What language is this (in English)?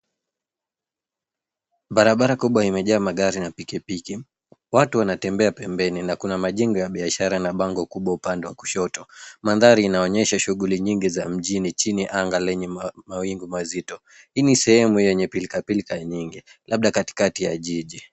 Swahili